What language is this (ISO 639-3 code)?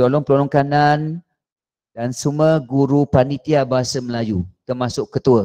msa